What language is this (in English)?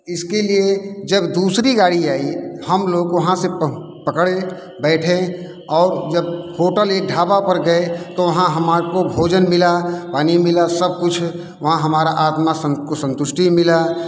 Hindi